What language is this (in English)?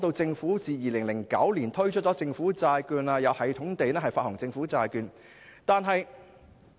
Cantonese